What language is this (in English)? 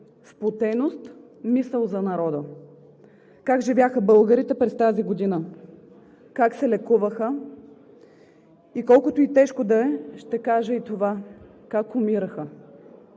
Bulgarian